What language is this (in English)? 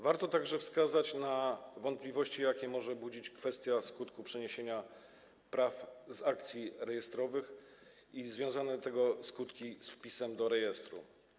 Polish